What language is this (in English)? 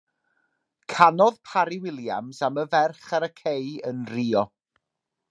Welsh